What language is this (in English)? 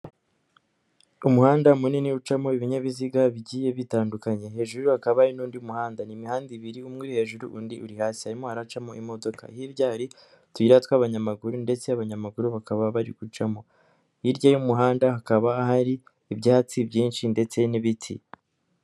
Kinyarwanda